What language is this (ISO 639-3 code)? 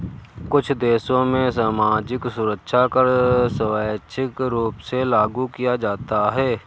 hin